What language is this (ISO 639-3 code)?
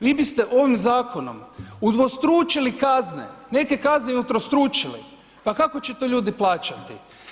hrv